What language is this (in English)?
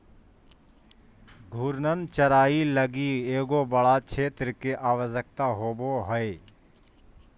Magahi